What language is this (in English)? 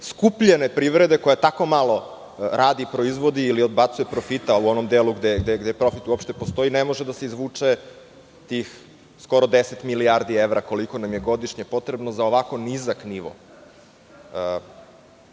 Serbian